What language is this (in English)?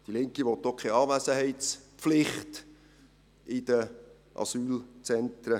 Swiss German